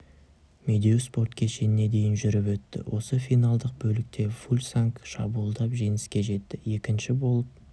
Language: Kazakh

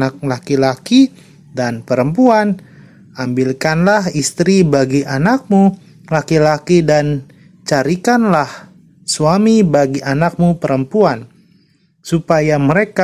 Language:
Indonesian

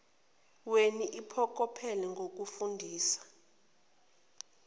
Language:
Zulu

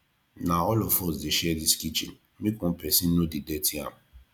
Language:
Nigerian Pidgin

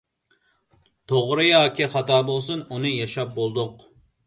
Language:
Uyghur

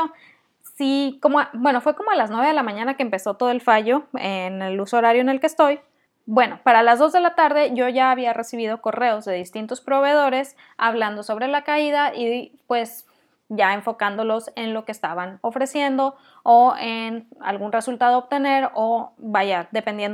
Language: Spanish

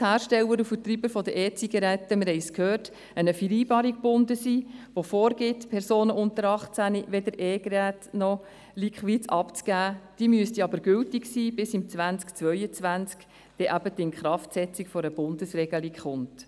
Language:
Swiss German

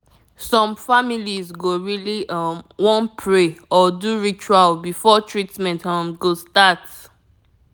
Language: Nigerian Pidgin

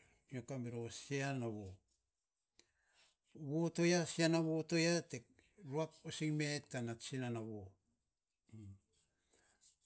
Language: Saposa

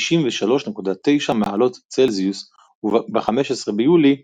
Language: Hebrew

